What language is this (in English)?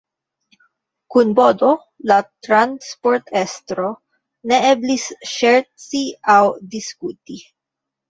Esperanto